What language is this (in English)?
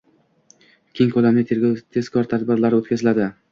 Uzbek